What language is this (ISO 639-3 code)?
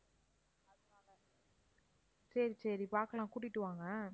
tam